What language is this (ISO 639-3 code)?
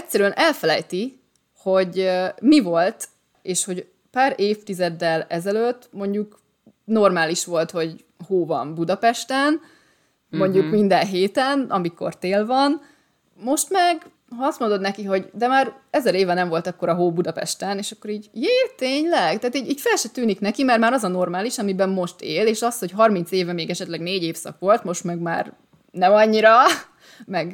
hun